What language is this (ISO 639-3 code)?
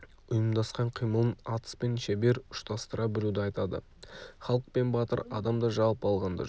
kaz